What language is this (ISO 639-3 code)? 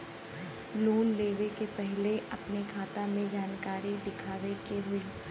bho